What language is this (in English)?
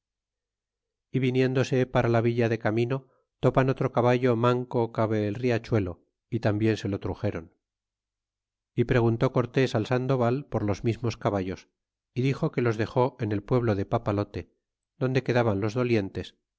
Spanish